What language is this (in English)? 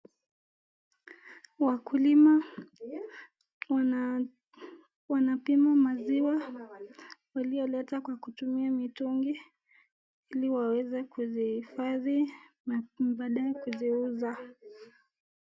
Swahili